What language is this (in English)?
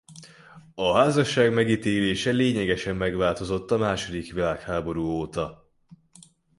Hungarian